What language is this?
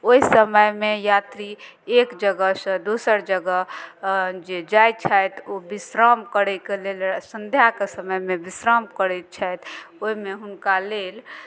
Maithili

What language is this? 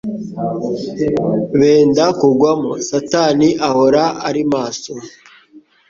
Kinyarwanda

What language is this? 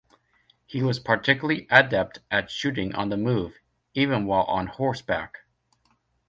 English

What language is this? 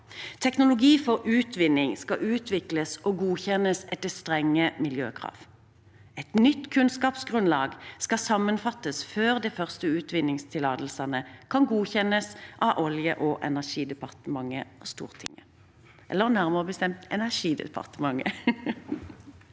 Norwegian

